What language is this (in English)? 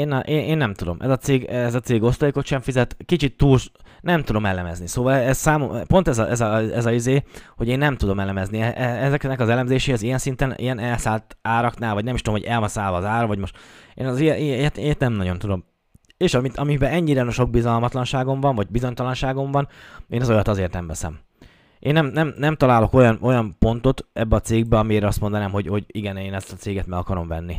Hungarian